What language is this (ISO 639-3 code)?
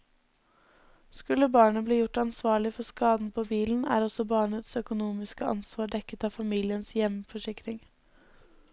nor